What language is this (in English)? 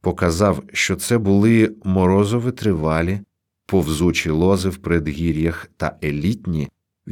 Ukrainian